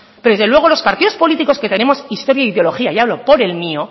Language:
Spanish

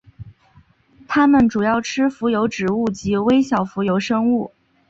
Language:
Chinese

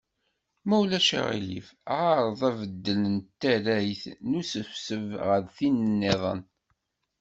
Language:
Kabyle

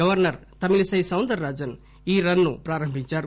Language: Telugu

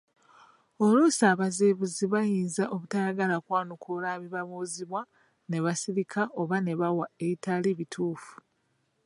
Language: Ganda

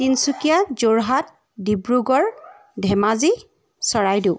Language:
Assamese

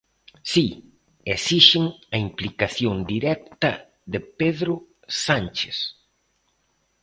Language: Galician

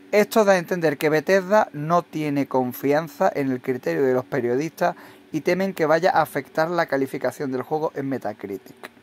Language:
Spanish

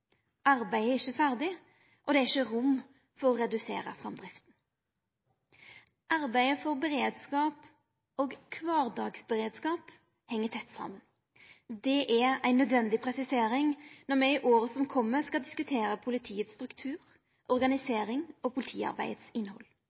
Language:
Norwegian Nynorsk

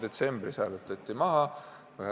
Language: Estonian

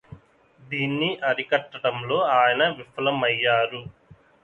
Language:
Telugu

